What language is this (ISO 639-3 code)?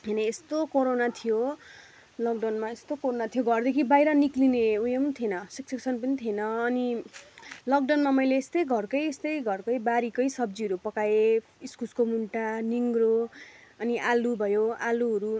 nep